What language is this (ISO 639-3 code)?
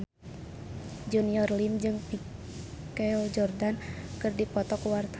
sun